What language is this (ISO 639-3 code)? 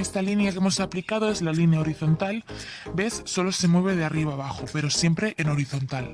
spa